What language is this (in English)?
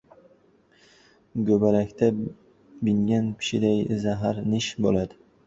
Uzbek